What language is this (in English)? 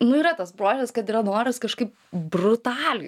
Lithuanian